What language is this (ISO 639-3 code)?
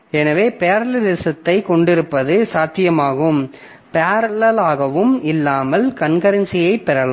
tam